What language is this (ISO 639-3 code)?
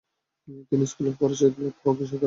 ben